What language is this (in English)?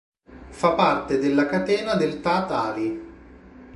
Italian